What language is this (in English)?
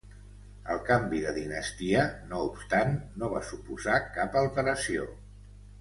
Catalan